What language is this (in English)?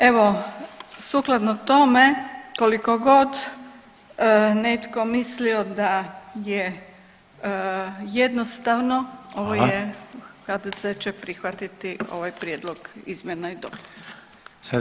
Croatian